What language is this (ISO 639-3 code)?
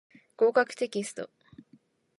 jpn